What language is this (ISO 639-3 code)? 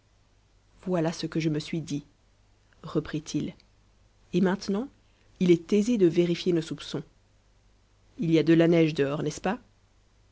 fra